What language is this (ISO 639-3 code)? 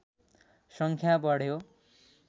nep